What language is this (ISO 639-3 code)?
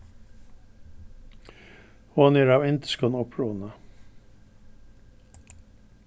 fao